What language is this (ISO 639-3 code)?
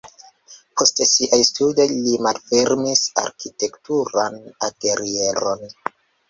epo